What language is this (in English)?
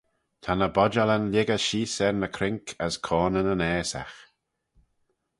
Manx